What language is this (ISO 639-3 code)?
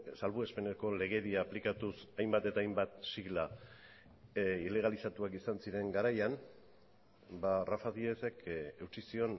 eus